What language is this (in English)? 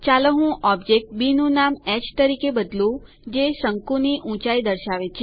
Gujarati